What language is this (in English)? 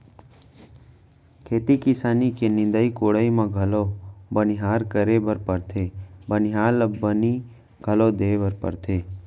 Chhattisgarhi